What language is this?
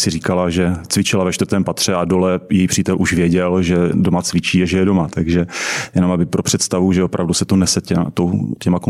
Czech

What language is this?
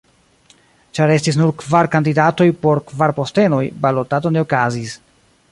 Esperanto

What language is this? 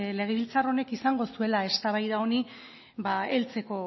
Basque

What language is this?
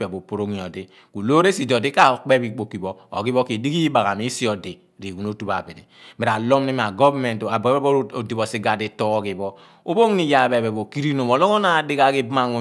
Abua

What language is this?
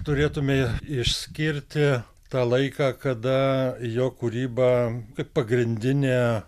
Lithuanian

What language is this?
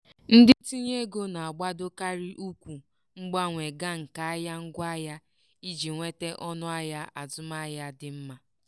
Igbo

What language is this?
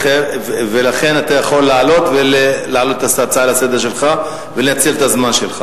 Hebrew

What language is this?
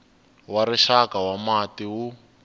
Tsonga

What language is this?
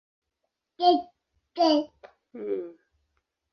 Swahili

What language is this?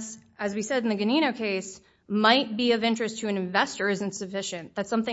English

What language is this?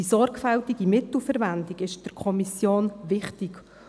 Swiss German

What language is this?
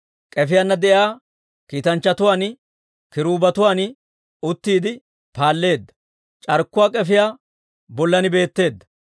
Dawro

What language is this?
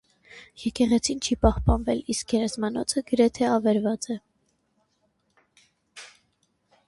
Armenian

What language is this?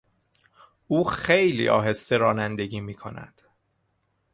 Persian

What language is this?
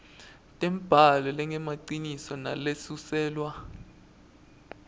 Swati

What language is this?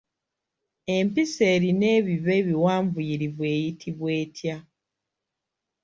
Ganda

